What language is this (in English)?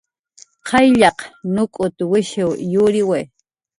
Jaqaru